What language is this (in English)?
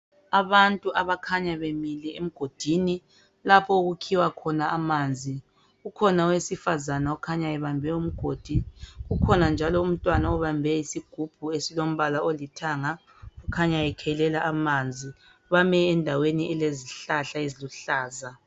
North Ndebele